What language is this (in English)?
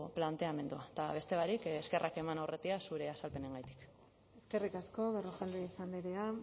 Basque